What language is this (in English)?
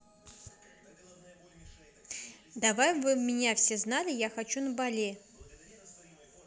Russian